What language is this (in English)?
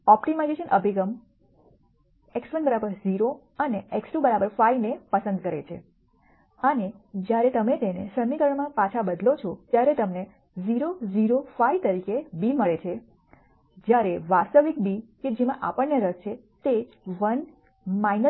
Gujarati